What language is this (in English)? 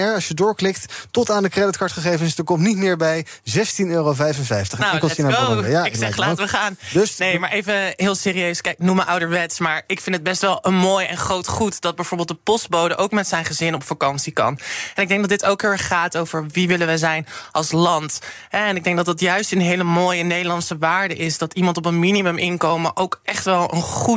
Dutch